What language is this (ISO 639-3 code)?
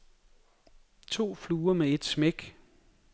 dan